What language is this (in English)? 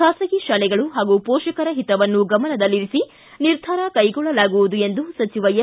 Kannada